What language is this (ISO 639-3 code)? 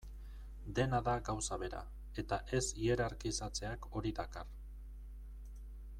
eus